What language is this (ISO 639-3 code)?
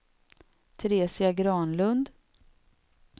swe